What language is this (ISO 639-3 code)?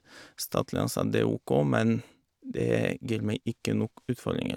nor